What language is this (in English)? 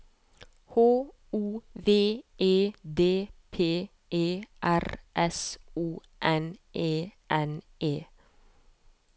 Norwegian